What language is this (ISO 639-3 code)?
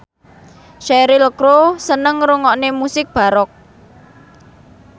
jav